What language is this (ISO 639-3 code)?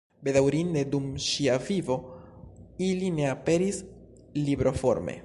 epo